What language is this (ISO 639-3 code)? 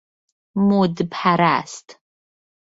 fas